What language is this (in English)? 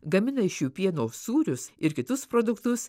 Lithuanian